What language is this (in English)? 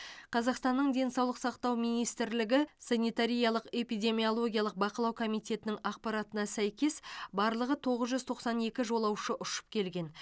Kazakh